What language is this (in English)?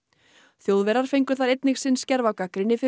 Icelandic